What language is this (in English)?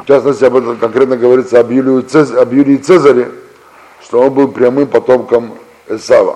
Russian